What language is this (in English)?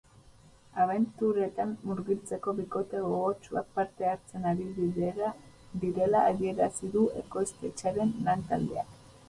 Basque